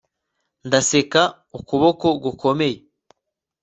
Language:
Kinyarwanda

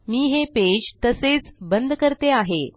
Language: Marathi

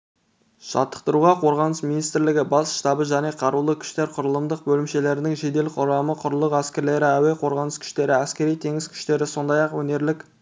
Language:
Kazakh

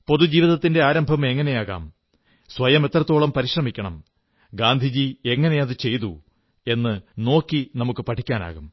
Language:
Malayalam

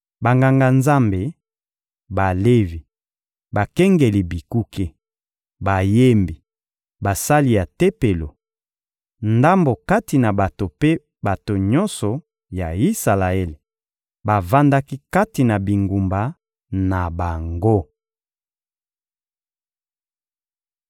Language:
Lingala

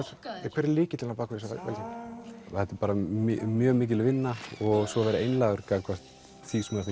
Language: Icelandic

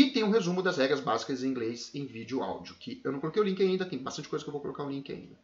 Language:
Portuguese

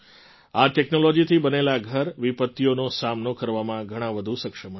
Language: Gujarati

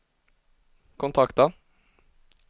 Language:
Swedish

